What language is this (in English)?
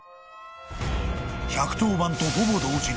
Japanese